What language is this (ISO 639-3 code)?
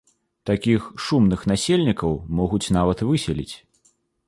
bel